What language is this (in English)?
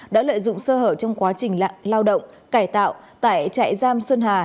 Vietnamese